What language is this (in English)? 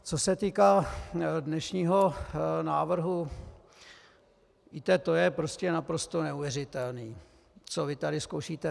Czech